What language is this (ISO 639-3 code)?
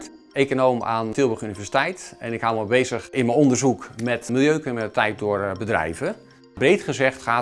nld